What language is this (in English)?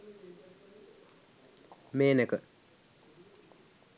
Sinhala